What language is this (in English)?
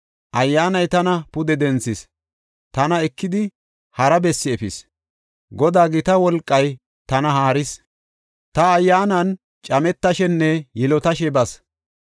Gofa